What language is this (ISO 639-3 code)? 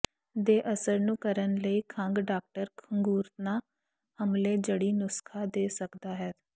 pan